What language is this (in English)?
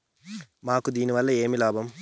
Telugu